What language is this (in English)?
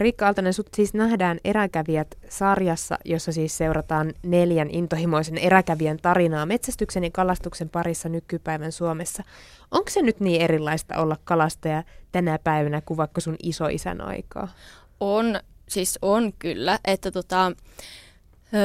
Finnish